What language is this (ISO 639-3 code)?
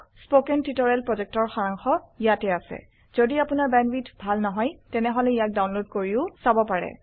asm